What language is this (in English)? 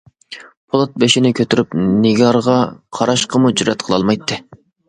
Uyghur